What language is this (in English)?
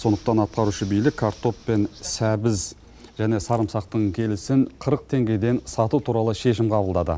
Kazakh